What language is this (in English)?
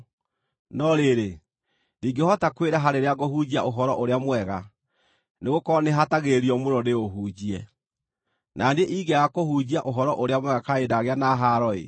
Kikuyu